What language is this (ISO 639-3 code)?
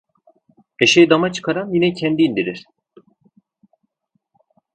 tur